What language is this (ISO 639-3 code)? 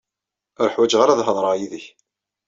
kab